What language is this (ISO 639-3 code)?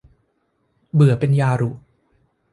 tha